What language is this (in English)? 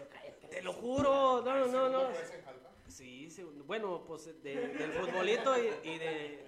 Spanish